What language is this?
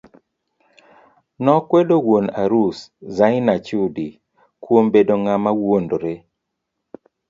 Luo (Kenya and Tanzania)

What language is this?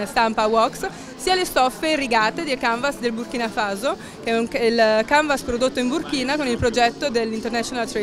Italian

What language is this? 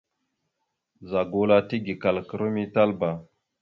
Mada (Cameroon)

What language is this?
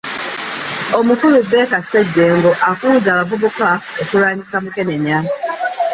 Ganda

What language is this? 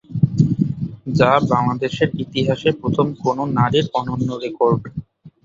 Bangla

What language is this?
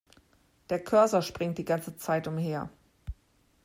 German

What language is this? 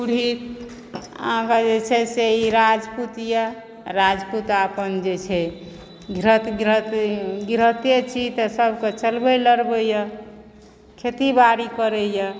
Maithili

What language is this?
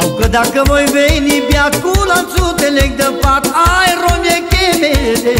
Romanian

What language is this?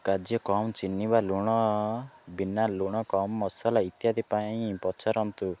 Odia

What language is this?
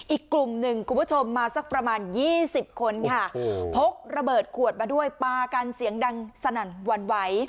Thai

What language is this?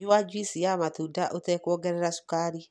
Kikuyu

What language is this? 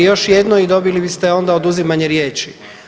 Croatian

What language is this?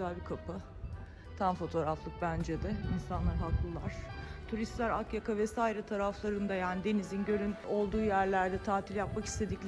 Turkish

